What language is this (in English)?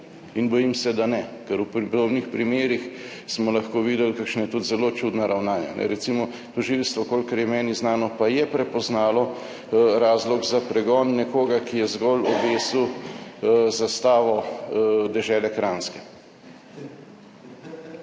Slovenian